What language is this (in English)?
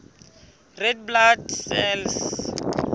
Southern Sotho